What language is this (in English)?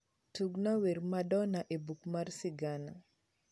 Luo (Kenya and Tanzania)